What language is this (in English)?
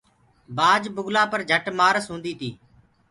Gurgula